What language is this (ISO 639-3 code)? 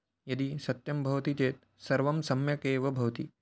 san